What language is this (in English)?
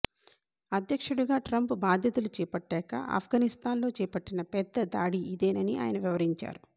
Telugu